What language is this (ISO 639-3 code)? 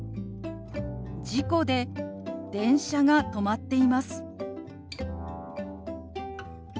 jpn